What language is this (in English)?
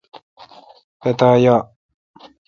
Kalkoti